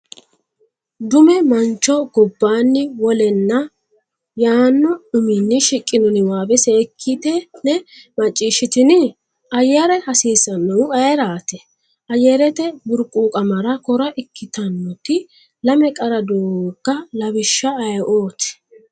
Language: Sidamo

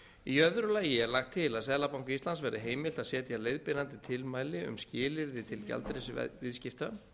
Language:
Icelandic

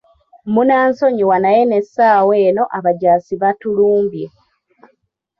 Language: Ganda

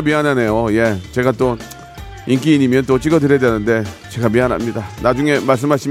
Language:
Korean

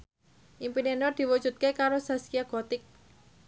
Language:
Javanese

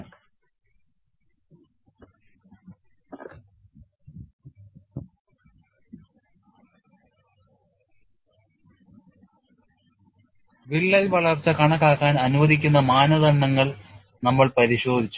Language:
Malayalam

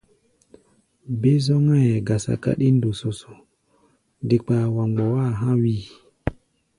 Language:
Gbaya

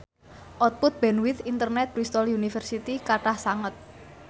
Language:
Javanese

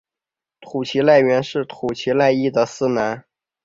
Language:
Chinese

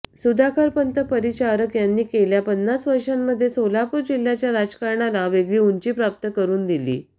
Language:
Marathi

